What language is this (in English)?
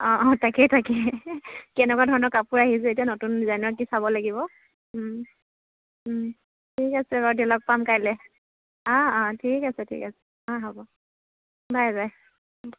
Assamese